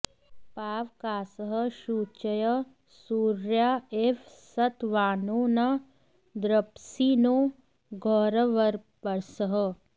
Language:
Sanskrit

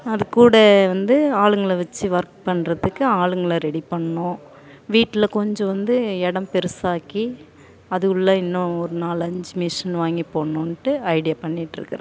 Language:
Tamil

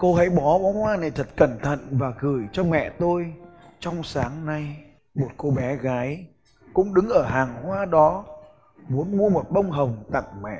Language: Vietnamese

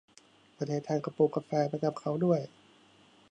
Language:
Thai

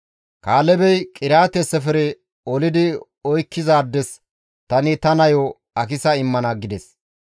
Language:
Gamo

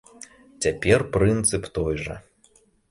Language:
Belarusian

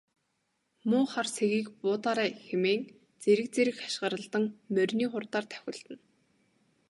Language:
Mongolian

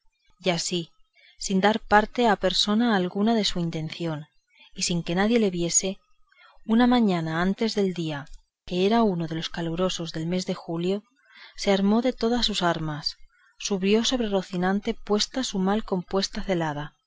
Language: Spanish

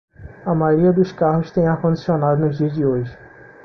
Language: Portuguese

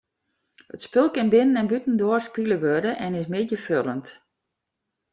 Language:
Western Frisian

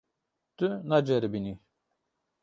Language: Kurdish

